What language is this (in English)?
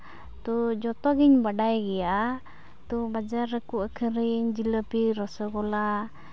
Santali